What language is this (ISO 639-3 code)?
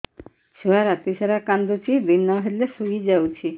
ori